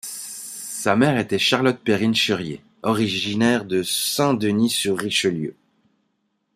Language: French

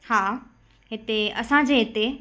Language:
Sindhi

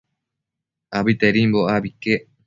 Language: Matsés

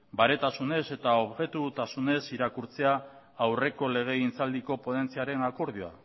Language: Basque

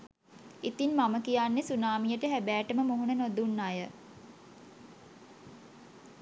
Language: Sinhala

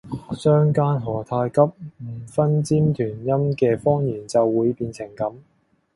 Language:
Cantonese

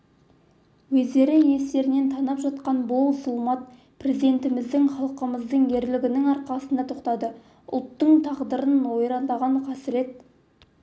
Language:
Kazakh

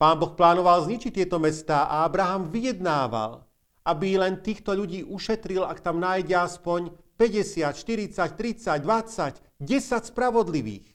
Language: Slovak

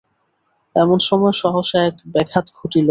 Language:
Bangla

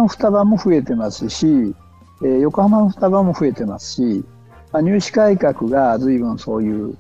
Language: Japanese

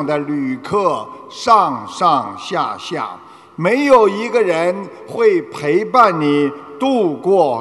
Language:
Chinese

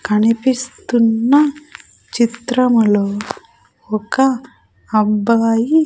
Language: Telugu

